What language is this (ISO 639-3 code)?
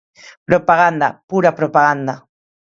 glg